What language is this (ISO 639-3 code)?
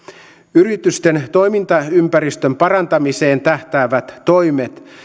fin